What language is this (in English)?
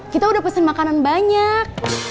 Indonesian